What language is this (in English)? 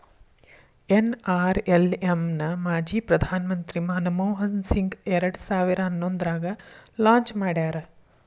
Kannada